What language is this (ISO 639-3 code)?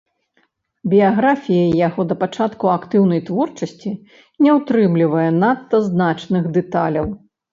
bel